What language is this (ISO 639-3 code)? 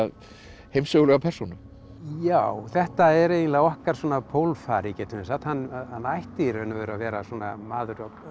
isl